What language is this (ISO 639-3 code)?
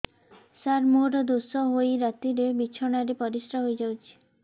ori